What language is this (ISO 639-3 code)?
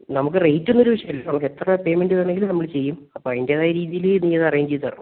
mal